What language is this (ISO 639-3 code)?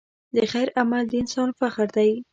pus